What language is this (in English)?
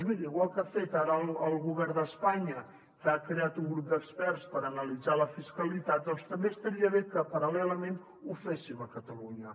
Catalan